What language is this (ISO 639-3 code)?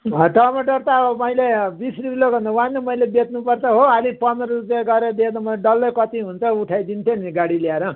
nep